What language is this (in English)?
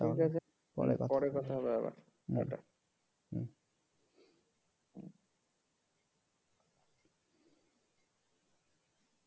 Bangla